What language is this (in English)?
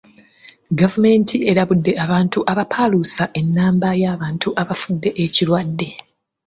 Ganda